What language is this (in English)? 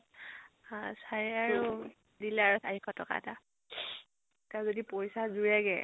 Assamese